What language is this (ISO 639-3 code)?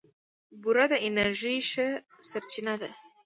pus